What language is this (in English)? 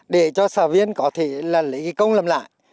Vietnamese